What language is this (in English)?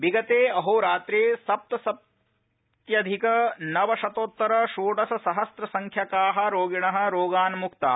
Sanskrit